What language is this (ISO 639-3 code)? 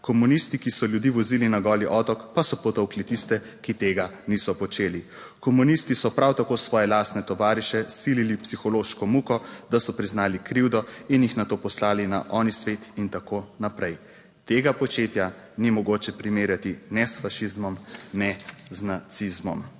slv